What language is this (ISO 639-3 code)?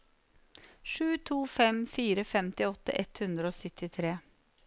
nor